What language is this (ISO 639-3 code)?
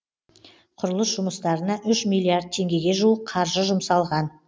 kaz